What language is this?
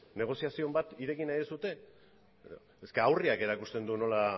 Basque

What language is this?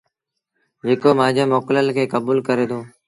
Sindhi Bhil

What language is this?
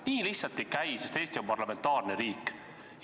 Estonian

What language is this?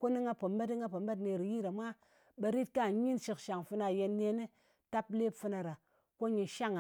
Ngas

